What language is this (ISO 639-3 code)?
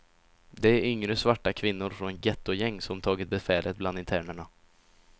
swe